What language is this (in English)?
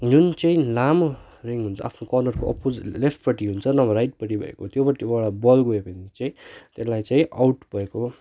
Nepali